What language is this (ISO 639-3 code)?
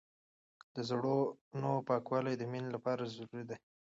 pus